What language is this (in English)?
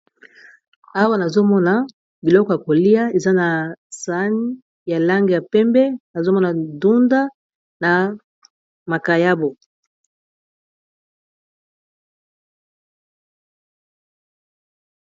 Lingala